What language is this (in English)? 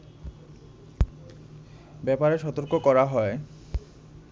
Bangla